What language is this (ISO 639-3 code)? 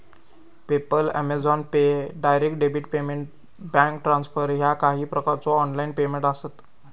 mar